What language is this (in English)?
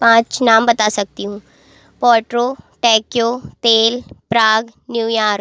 Hindi